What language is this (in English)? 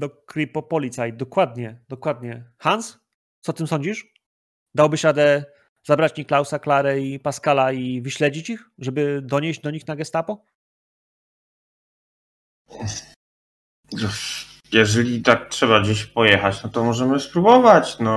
Polish